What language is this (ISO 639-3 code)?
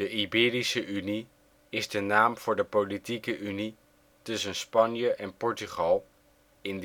nld